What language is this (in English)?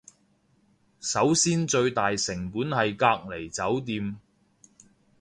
Cantonese